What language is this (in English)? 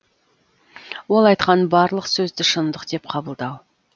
Kazakh